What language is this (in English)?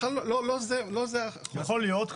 Hebrew